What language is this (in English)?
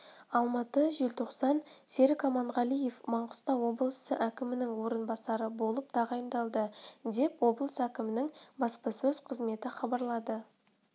Kazakh